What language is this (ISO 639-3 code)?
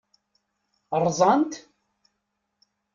kab